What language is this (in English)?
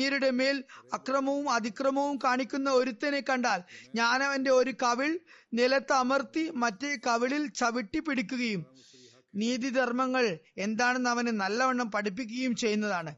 Malayalam